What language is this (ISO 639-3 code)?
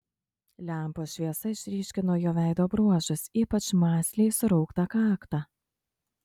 lit